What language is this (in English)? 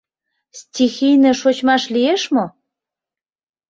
Mari